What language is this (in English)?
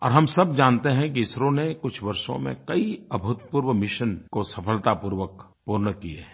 Hindi